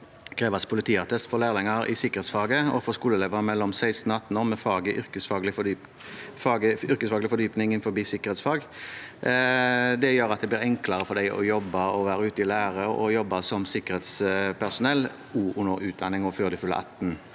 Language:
Norwegian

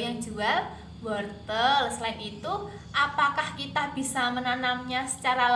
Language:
Indonesian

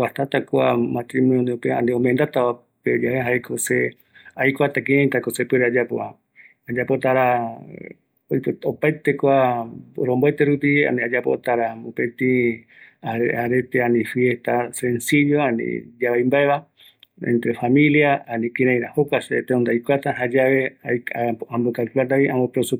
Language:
Eastern Bolivian Guaraní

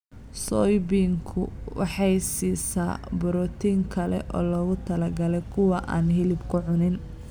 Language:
Somali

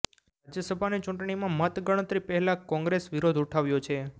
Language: Gujarati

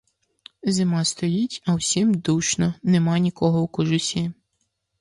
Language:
Ukrainian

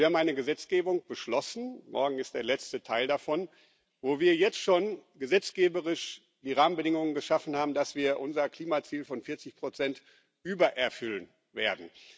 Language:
German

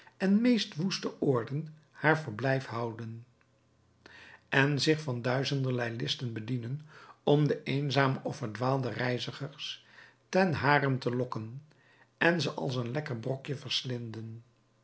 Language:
Dutch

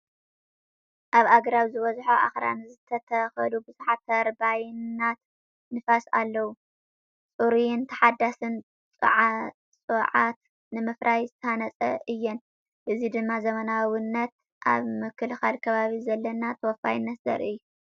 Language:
Tigrinya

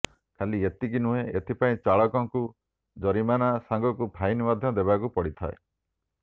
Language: Odia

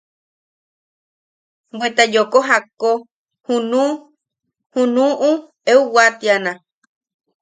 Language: Yaqui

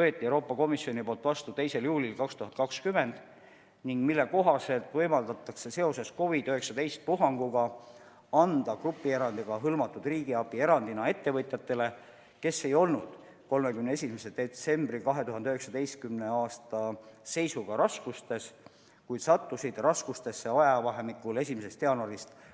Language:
Estonian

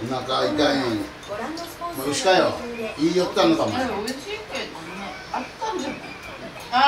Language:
Japanese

